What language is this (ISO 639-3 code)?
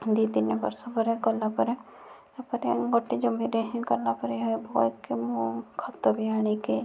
ori